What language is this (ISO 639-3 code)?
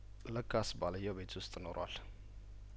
amh